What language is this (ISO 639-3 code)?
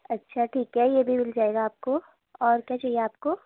urd